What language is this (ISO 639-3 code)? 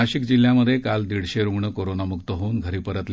mar